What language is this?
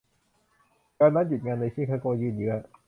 Thai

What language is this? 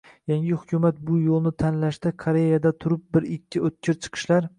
Uzbek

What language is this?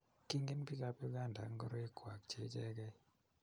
Kalenjin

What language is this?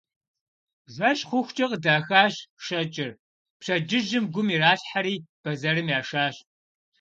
Kabardian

